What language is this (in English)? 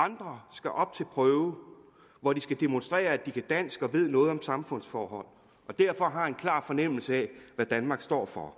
Danish